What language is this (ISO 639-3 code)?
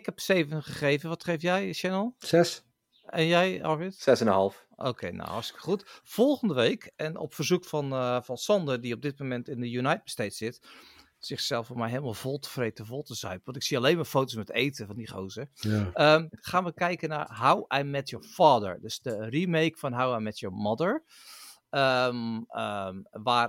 nld